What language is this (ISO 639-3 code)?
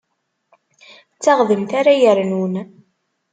kab